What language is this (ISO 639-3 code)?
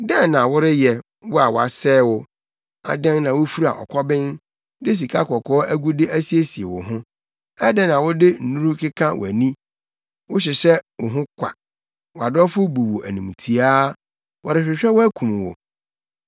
aka